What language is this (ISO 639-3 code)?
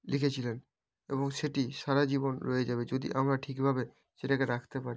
ben